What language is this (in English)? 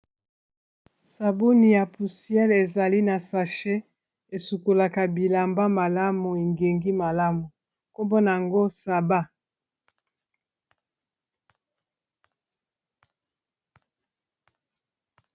Lingala